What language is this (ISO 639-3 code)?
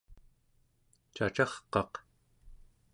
esu